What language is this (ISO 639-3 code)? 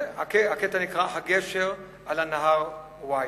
heb